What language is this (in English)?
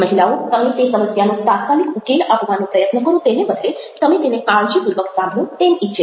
Gujarati